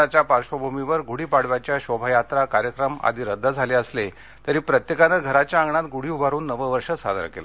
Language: Marathi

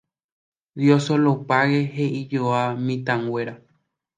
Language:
Guarani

